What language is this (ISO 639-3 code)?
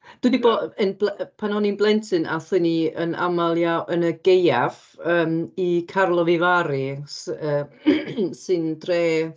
cym